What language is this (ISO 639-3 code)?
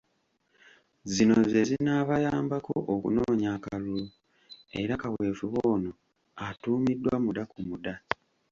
lug